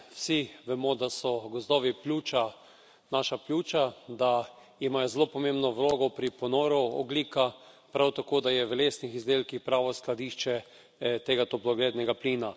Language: Slovenian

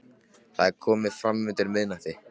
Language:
Icelandic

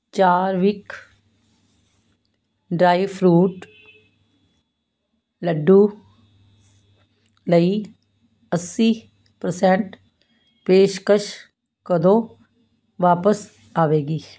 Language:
Punjabi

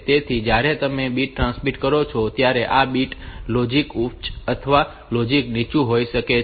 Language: Gujarati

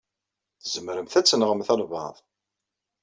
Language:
Kabyle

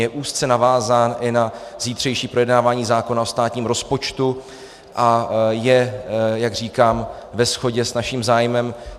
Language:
Czech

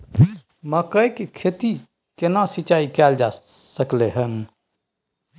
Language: Maithili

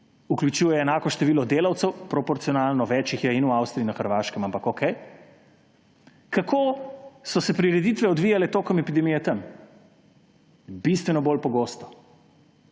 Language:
Slovenian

